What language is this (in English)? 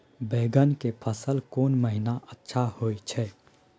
Maithili